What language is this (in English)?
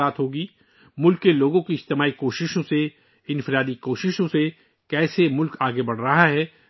Urdu